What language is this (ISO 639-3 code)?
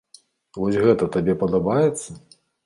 bel